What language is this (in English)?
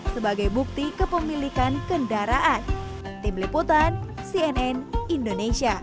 Indonesian